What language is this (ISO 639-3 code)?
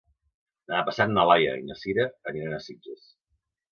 cat